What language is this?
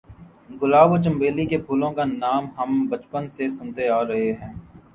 Urdu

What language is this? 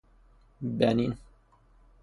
Persian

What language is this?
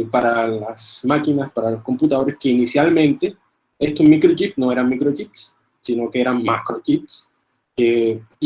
Spanish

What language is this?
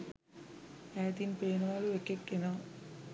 Sinhala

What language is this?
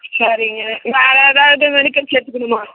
Tamil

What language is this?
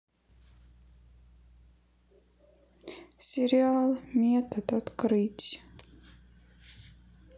Russian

